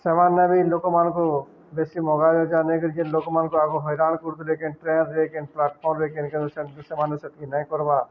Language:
Odia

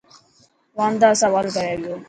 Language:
Dhatki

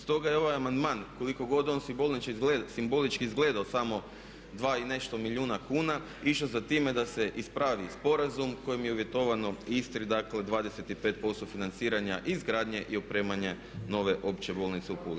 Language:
Croatian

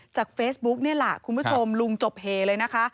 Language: Thai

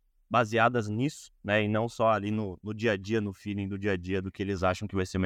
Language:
Portuguese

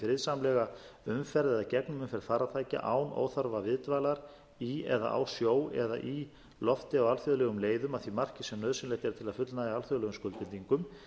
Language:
Icelandic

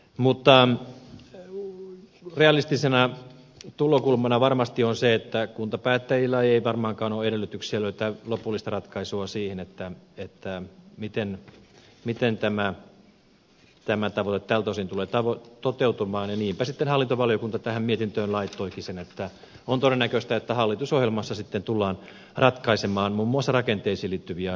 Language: Finnish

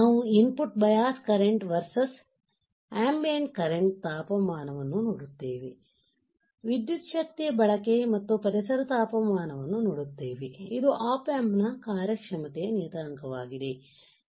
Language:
Kannada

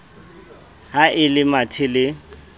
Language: Southern Sotho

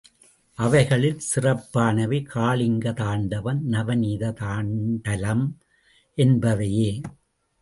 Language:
Tamil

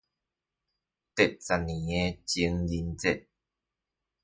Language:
Chinese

